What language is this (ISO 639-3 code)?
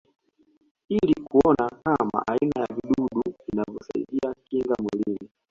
swa